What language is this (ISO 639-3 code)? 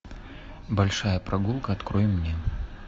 rus